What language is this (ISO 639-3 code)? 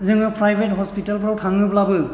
brx